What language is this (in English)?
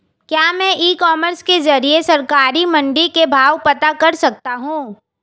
Hindi